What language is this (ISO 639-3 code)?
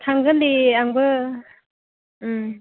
brx